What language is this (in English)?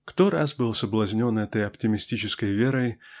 Russian